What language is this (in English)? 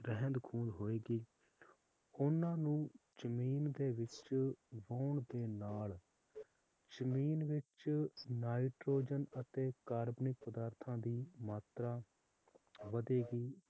Punjabi